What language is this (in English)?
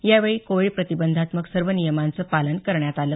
Marathi